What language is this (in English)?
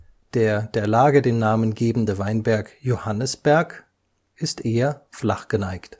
German